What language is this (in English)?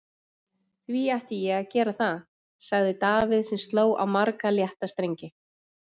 Icelandic